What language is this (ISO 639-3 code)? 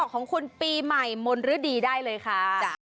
tha